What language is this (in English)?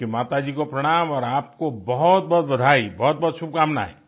Hindi